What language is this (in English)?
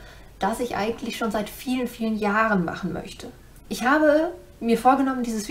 German